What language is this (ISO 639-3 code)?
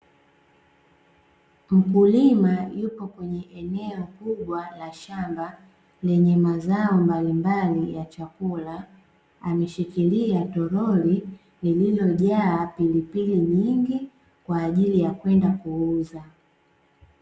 swa